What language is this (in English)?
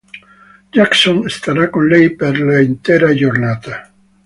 Italian